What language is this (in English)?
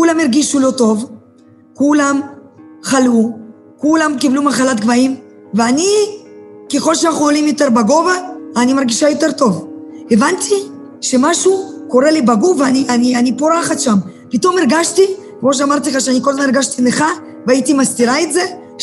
Hebrew